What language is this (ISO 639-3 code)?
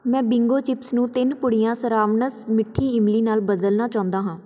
pan